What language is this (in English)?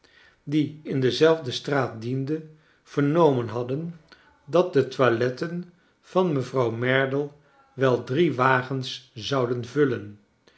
Dutch